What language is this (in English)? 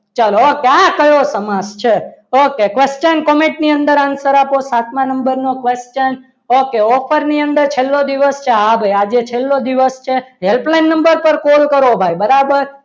Gujarati